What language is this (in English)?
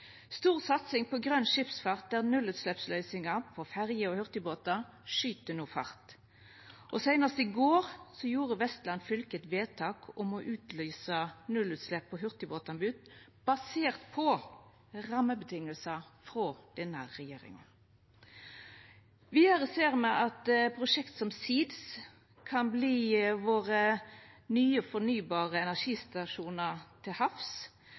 Norwegian Nynorsk